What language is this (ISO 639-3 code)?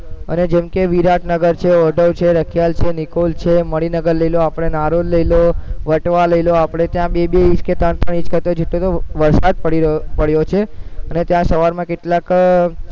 guj